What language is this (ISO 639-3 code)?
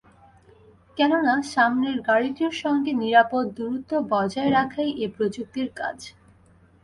ben